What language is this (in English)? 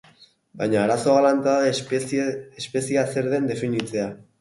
Basque